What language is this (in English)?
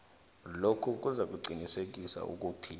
South Ndebele